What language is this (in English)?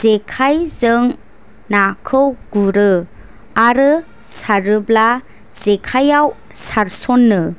Bodo